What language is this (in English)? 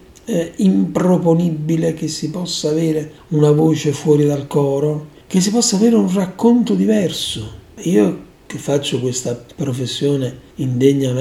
Italian